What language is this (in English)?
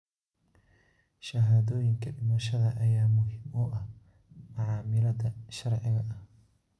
Somali